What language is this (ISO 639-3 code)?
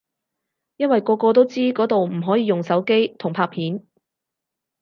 yue